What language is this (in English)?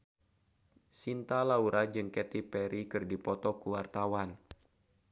Sundanese